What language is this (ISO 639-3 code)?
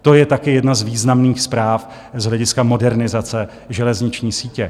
ces